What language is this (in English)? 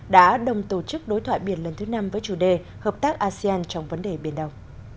Vietnamese